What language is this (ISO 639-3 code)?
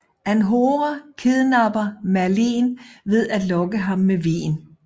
dan